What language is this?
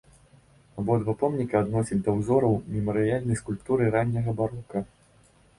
Belarusian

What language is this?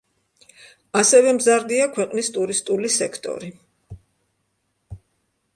Georgian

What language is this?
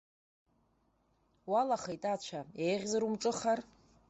Abkhazian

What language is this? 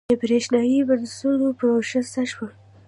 Pashto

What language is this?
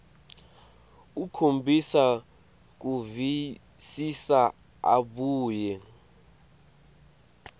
Swati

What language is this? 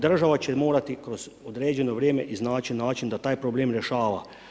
Croatian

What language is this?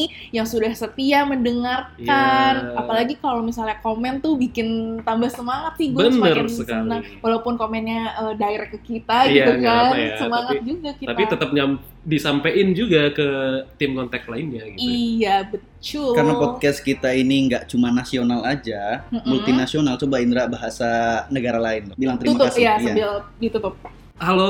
Indonesian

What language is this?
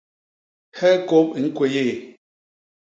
Basaa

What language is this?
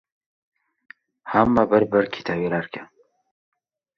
Uzbek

